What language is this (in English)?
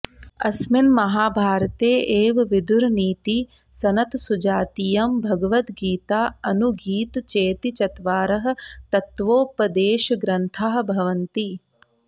Sanskrit